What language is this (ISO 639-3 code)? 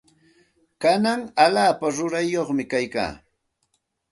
qxt